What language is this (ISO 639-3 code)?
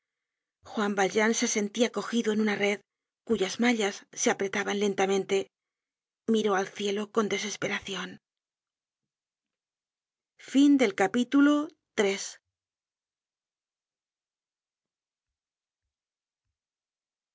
spa